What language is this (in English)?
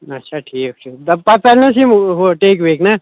Kashmiri